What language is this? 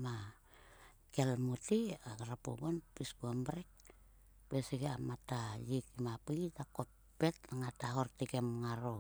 Sulka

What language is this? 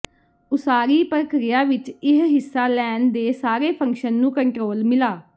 Punjabi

